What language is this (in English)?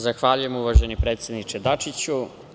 Serbian